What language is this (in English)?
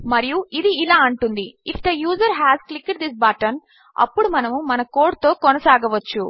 Telugu